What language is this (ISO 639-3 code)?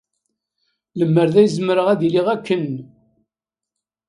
kab